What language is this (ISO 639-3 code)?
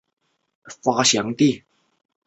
zho